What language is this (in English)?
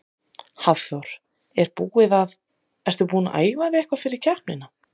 Icelandic